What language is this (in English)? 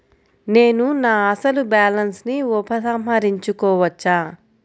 Telugu